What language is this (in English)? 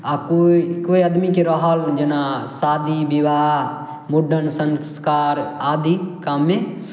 Maithili